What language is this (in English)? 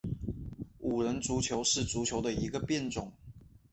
Chinese